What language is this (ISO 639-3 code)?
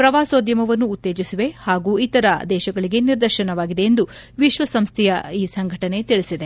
kan